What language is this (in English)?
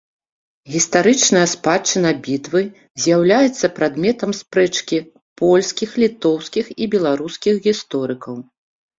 Belarusian